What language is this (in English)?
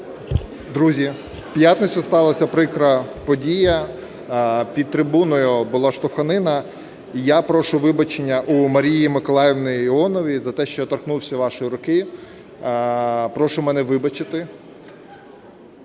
Ukrainian